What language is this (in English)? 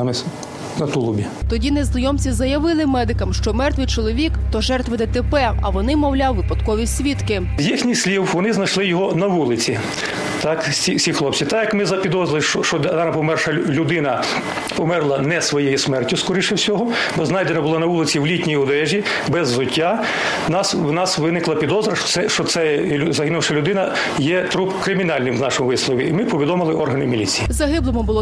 Ukrainian